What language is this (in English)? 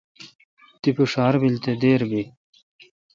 Kalkoti